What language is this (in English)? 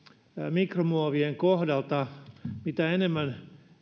Finnish